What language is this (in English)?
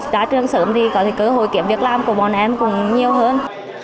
Vietnamese